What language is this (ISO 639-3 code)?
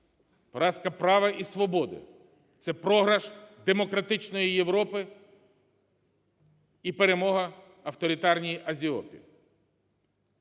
ukr